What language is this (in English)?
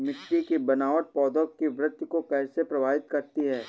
Hindi